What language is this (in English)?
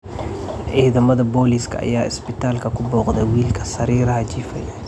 Somali